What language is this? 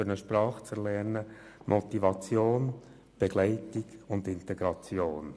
Swiss German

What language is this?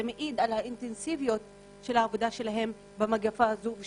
Hebrew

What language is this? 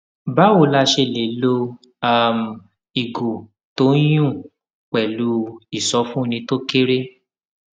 Yoruba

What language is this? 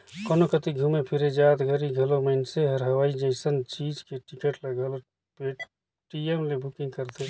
Chhattisgarhi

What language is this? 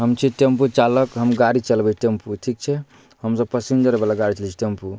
Maithili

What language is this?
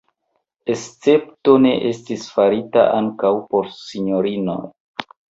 Esperanto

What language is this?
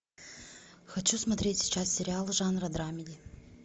Russian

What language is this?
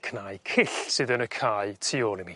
Welsh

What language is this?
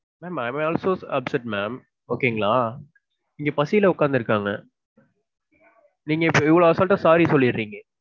Tamil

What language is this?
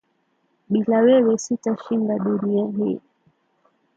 Swahili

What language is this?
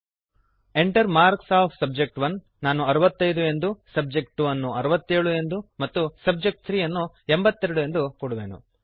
Kannada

